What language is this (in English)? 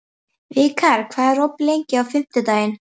Icelandic